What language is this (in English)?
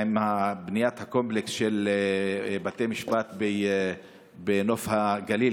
Hebrew